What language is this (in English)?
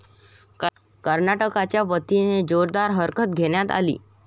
Marathi